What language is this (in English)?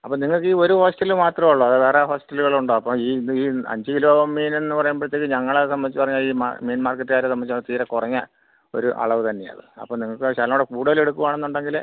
Malayalam